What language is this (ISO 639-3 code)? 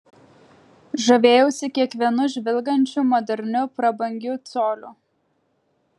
lit